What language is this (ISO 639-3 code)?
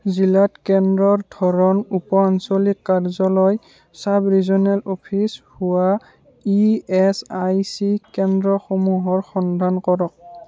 asm